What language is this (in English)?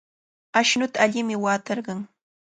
Cajatambo North Lima Quechua